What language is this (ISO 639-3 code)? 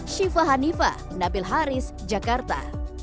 ind